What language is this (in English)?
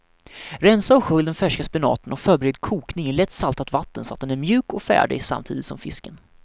Swedish